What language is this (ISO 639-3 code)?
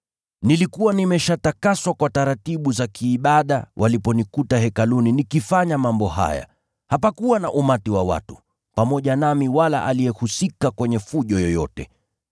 swa